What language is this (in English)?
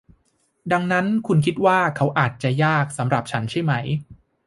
Thai